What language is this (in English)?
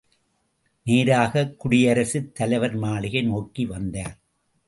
Tamil